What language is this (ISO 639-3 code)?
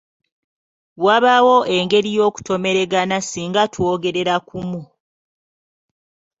lug